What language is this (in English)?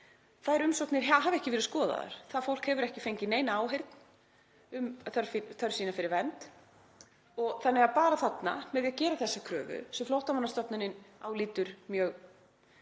Icelandic